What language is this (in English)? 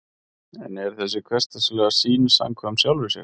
Icelandic